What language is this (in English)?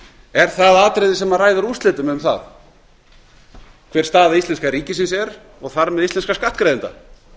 Icelandic